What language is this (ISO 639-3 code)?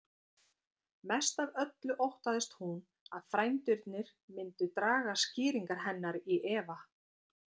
isl